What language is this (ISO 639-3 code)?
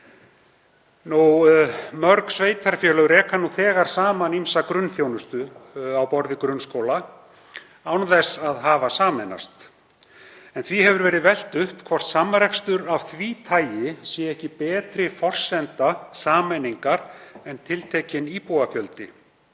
isl